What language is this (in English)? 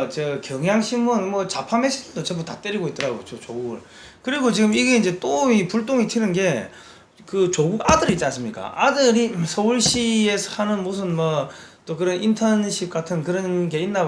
Korean